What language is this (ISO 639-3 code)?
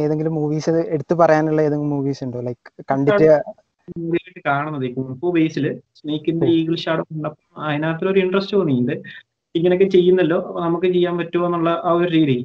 mal